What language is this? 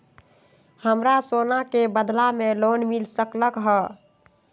Magahi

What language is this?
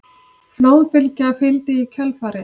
Icelandic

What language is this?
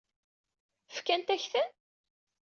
Kabyle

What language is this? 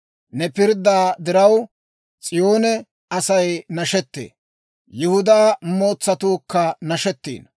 Dawro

